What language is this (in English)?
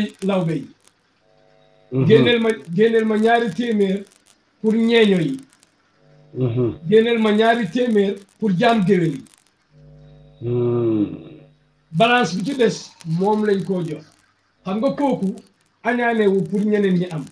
French